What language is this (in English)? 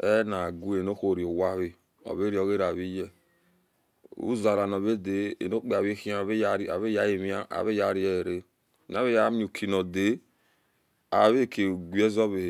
Esan